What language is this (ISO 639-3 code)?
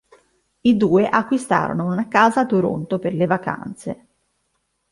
ita